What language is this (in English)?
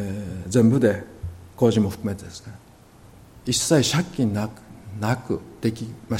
Japanese